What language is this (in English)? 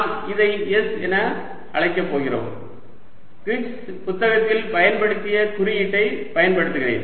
Tamil